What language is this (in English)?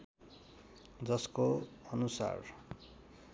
Nepali